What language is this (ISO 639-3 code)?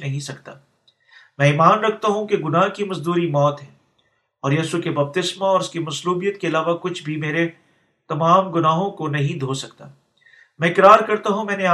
urd